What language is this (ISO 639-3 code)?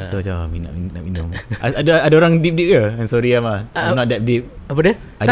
msa